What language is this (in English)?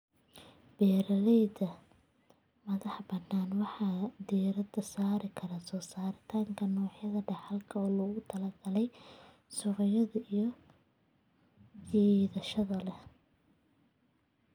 Somali